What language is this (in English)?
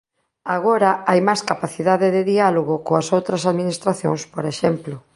Galician